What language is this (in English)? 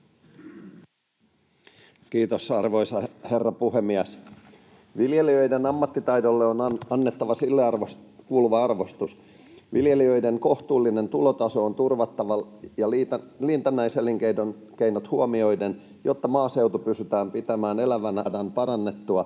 Finnish